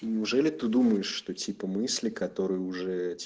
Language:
Russian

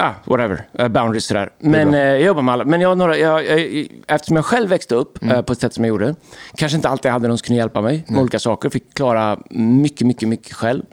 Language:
Swedish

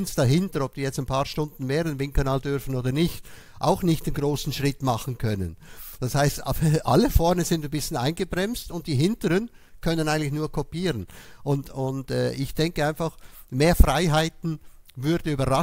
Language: German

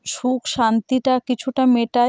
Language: Bangla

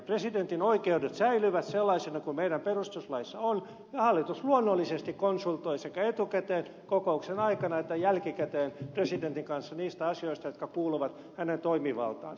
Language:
Finnish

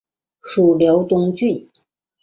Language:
Chinese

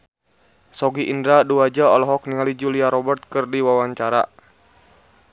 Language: Sundanese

